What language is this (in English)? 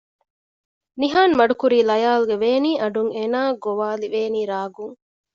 Divehi